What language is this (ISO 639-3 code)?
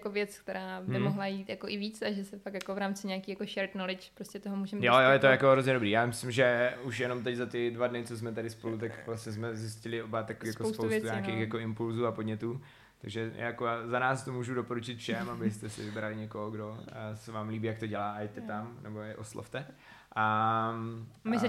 ces